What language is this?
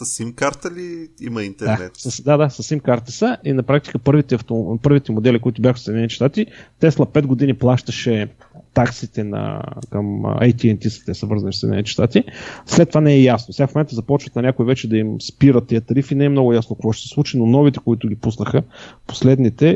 Bulgarian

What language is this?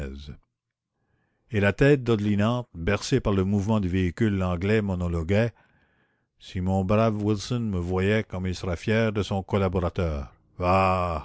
French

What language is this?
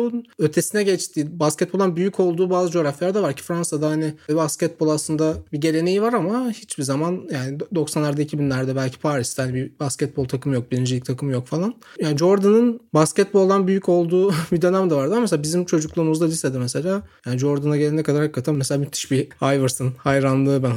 Turkish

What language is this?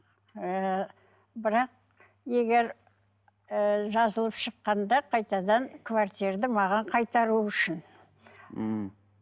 Kazakh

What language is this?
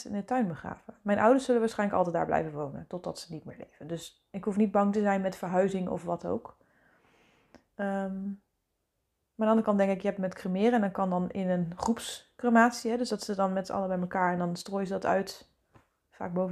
Dutch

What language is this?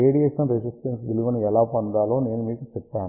Telugu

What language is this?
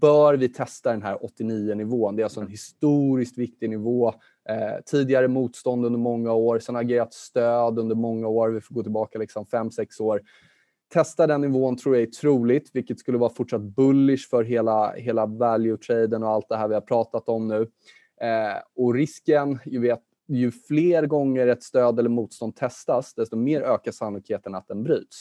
Swedish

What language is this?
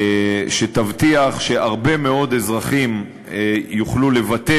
Hebrew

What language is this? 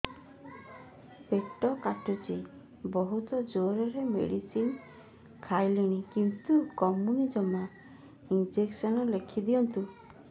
Odia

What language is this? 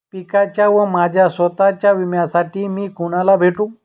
Marathi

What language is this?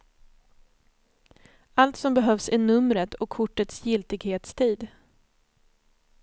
Swedish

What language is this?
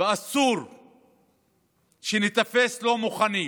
Hebrew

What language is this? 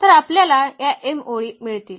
Marathi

